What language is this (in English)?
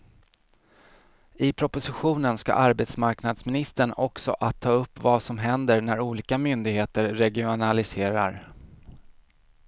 Swedish